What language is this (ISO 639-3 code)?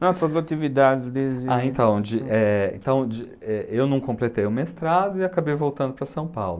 por